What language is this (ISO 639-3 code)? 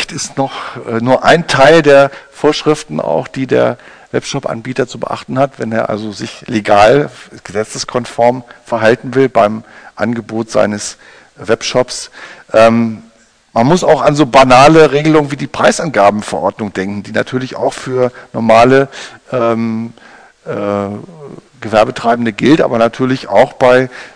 deu